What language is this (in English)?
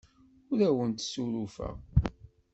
Kabyle